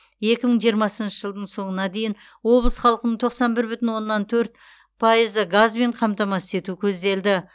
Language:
Kazakh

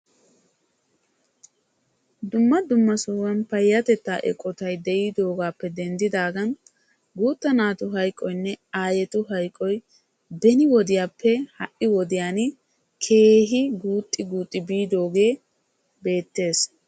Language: Wolaytta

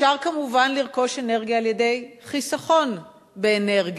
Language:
Hebrew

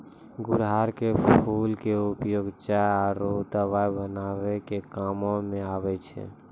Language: Maithili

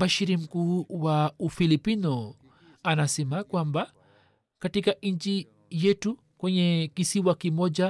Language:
Swahili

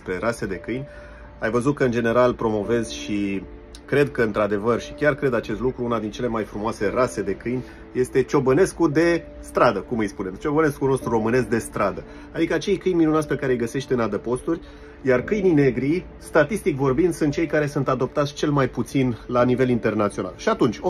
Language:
Romanian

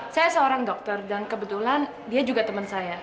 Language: Indonesian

